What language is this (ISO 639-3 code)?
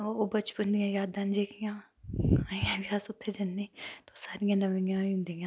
doi